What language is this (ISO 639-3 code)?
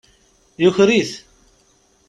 kab